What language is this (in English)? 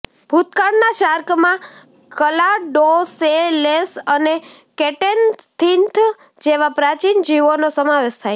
Gujarati